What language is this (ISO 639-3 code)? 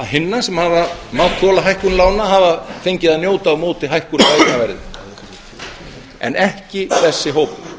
isl